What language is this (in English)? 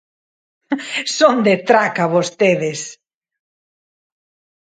Galician